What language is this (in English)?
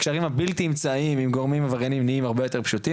Hebrew